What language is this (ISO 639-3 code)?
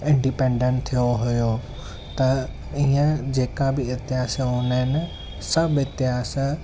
snd